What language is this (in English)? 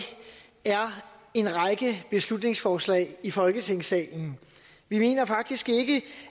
Danish